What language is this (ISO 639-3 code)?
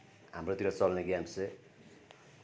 nep